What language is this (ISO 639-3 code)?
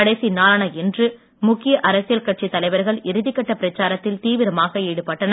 tam